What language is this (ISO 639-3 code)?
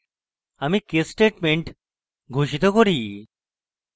ben